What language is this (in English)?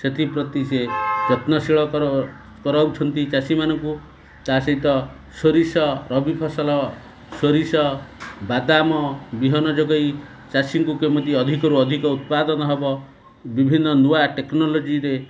Odia